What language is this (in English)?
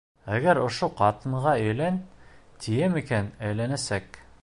Bashkir